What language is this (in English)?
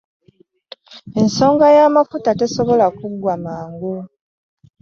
Ganda